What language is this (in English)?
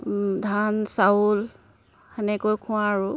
Assamese